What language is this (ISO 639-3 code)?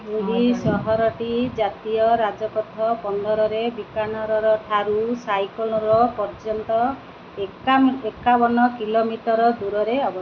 ori